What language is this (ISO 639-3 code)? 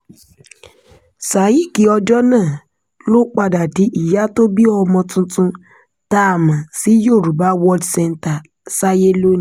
yor